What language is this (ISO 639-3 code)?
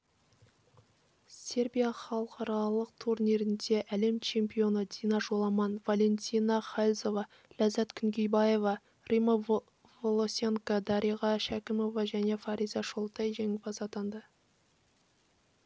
kaz